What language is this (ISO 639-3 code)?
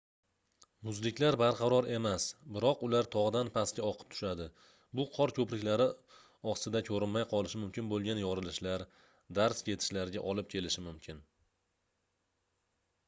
uzb